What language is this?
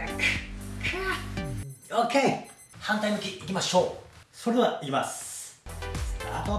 Japanese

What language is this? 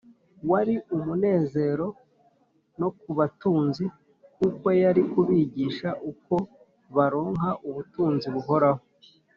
Kinyarwanda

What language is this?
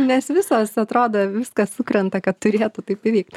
Lithuanian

